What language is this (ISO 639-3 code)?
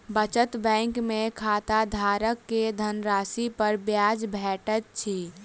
mai